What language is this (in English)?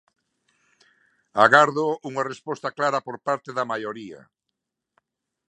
Galician